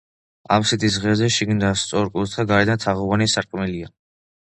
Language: Georgian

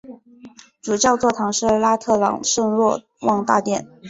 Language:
Chinese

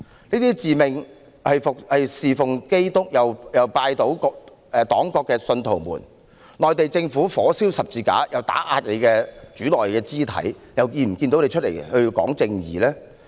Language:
Cantonese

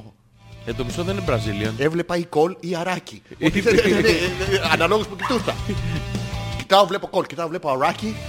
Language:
Greek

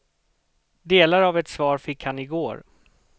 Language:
Swedish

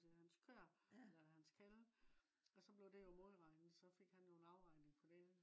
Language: Danish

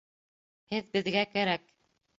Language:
Bashkir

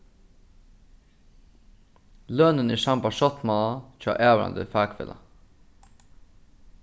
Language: Faroese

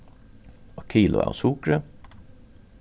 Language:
Faroese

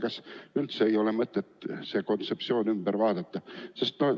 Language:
Estonian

